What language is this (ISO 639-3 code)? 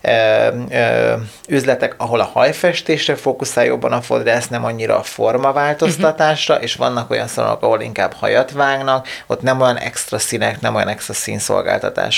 hun